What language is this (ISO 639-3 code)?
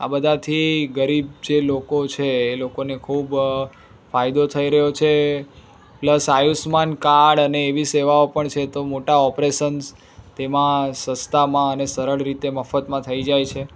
guj